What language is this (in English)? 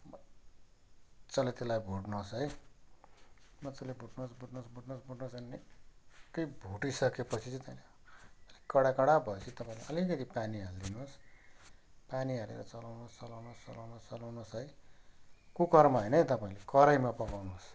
Nepali